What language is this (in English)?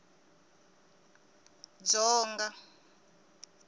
Tsonga